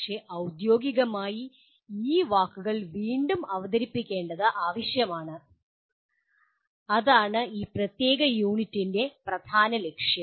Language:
Malayalam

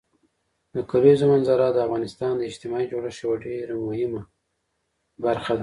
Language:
Pashto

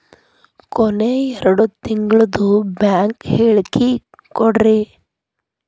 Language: Kannada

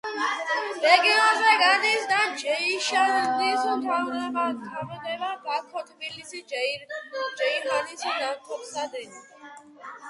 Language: Georgian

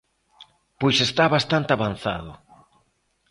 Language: Galician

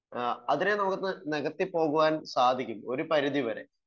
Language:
Malayalam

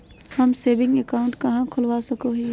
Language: Magahi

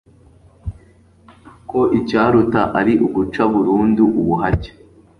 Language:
Kinyarwanda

